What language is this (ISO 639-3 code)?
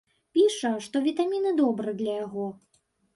bel